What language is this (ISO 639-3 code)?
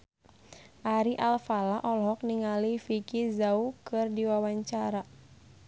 sun